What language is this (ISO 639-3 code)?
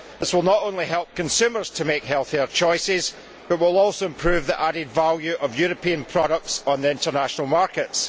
eng